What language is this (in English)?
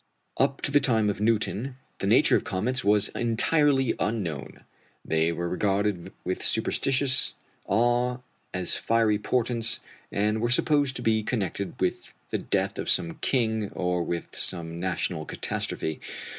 English